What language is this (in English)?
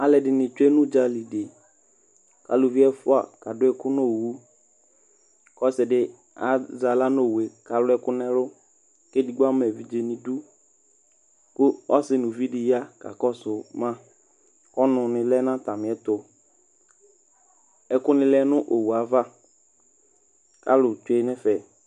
Ikposo